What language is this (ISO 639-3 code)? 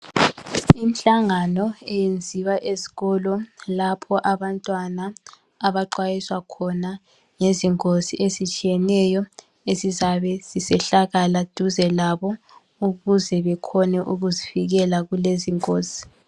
nde